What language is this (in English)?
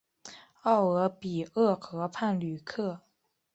Chinese